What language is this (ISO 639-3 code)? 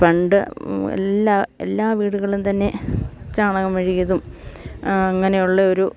mal